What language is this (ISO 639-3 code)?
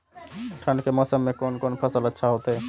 mai